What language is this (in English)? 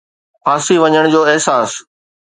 Sindhi